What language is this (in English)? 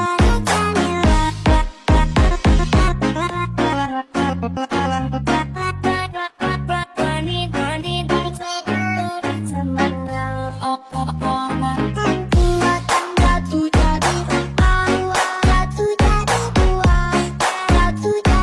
Indonesian